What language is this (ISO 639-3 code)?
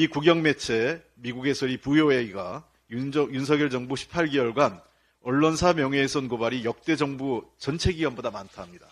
kor